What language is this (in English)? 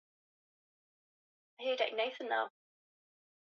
Swahili